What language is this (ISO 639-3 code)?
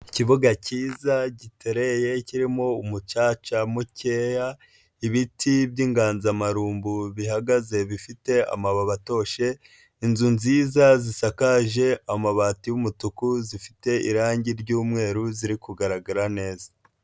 kin